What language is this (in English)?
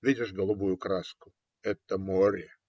Russian